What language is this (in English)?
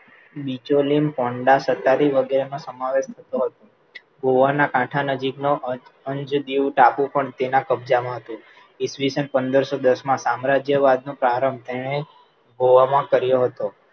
Gujarati